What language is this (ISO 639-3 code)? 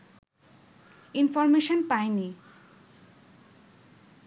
ben